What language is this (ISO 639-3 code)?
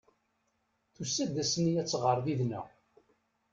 kab